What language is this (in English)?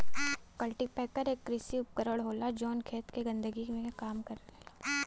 Bhojpuri